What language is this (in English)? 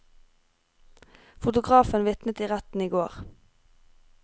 Norwegian